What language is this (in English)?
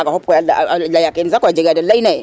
Serer